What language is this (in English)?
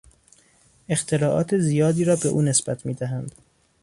Persian